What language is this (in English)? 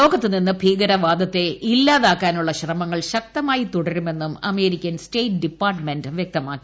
Malayalam